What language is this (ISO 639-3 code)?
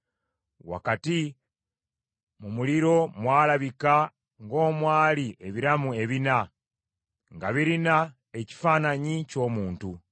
lug